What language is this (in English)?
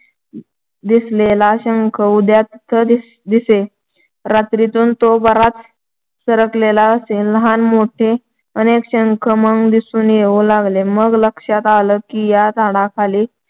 Marathi